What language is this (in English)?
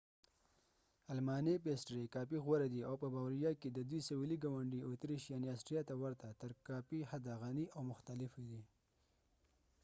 Pashto